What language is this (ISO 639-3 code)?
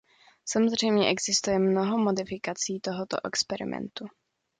ces